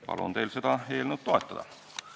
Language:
Estonian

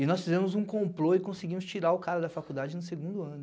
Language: Portuguese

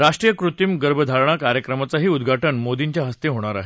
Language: Marathi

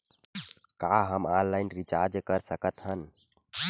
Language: Chhattisgarhi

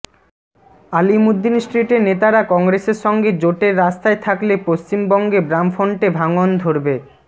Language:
Bangla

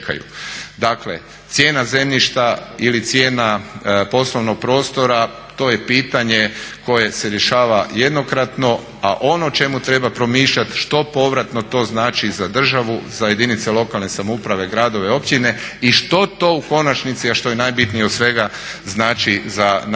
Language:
Croatian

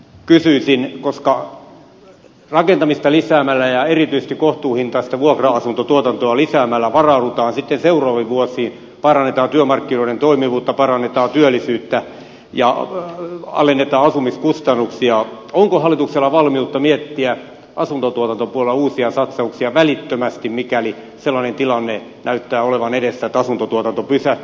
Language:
Finnish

